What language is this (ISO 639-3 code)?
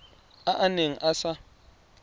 tsn